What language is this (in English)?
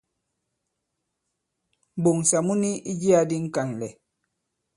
Bankon